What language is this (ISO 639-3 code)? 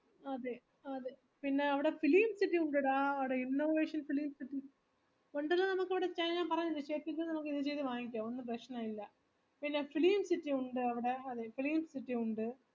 mal